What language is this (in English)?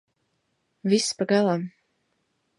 Latvian